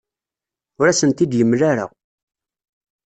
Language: Kabyle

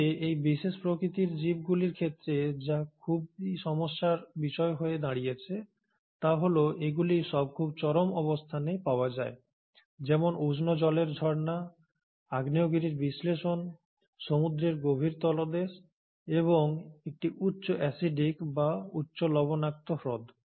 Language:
Bangla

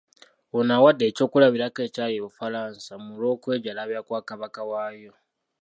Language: Ganda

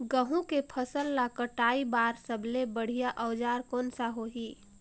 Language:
Chhattisgarhi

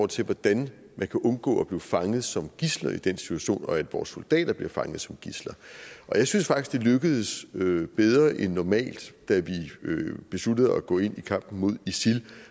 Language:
Danish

